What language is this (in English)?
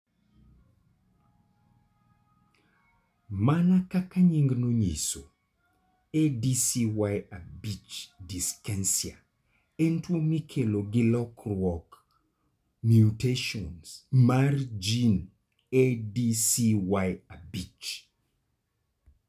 Luo (Kenya and Tanzania)